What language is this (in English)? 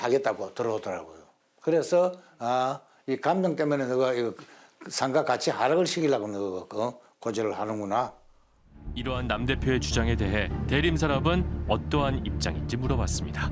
Korean